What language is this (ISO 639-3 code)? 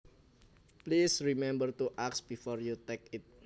jav